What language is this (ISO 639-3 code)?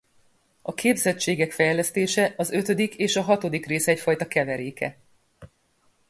hun